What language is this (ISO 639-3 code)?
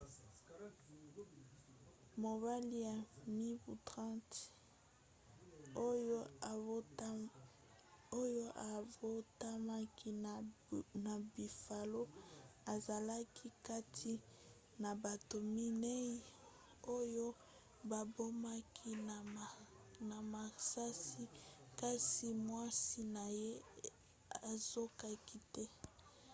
lin